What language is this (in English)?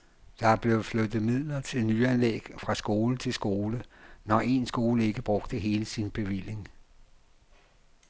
Danish